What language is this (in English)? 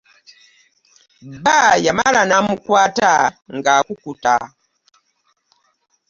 Ganda